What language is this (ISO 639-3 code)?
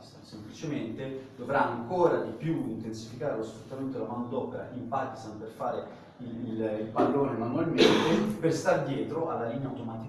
ita